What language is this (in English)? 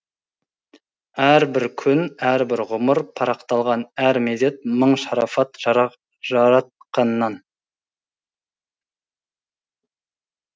Kazakh